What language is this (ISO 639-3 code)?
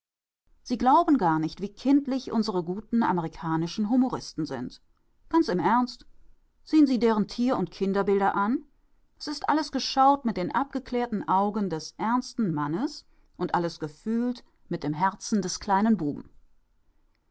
deu